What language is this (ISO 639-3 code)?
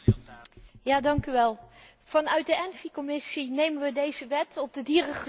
nld